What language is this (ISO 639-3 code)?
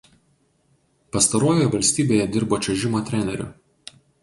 lit